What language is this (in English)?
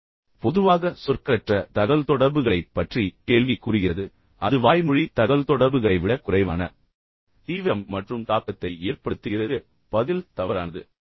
Tamil